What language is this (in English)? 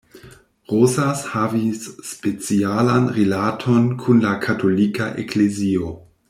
Esperanto